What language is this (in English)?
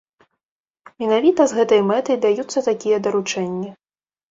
Belarusian